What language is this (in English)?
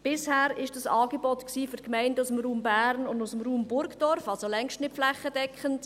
Swiss German